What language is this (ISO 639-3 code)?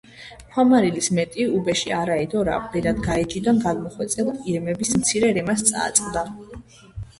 kat